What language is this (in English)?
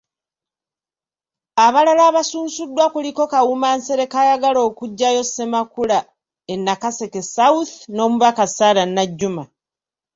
Ganda